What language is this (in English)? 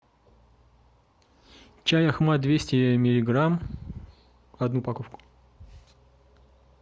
Russian